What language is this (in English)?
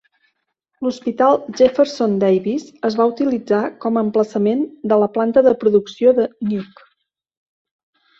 Catalan